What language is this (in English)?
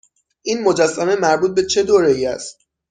Persian